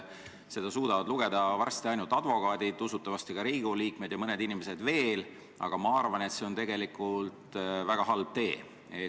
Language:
Estonian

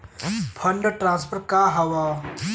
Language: Bhojpuri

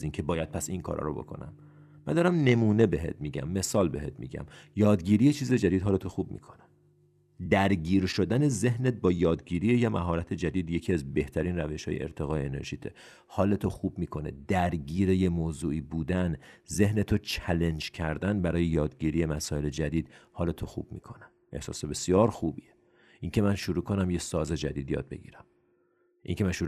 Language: Persian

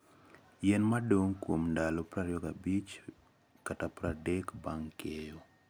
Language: Luo (Kenya and Tanzania)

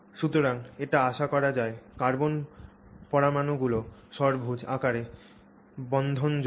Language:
Bangla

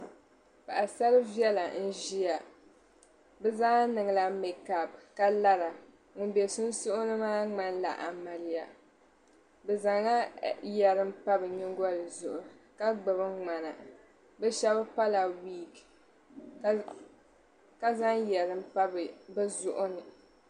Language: Dagbani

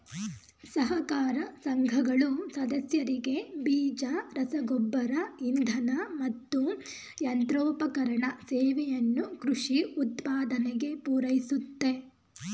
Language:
Kannada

